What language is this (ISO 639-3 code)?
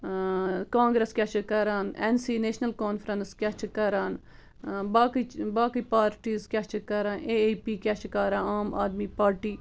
kas